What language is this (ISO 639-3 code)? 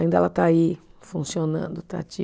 por